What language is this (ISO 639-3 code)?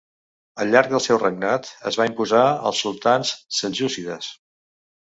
cat